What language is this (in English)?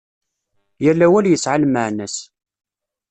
Kabyle